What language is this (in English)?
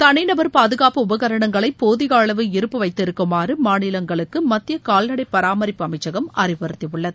Tamil